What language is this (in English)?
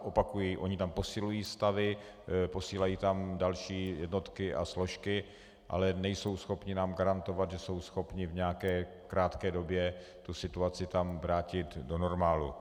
Czech